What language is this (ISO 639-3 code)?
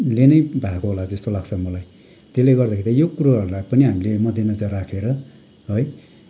nep